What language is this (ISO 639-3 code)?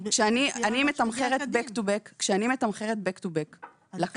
heb